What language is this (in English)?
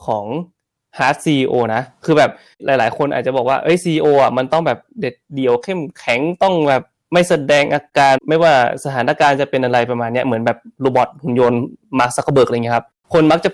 Thai